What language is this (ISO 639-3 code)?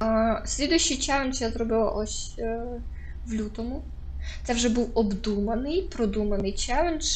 ukr